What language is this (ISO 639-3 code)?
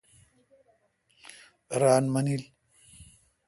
xka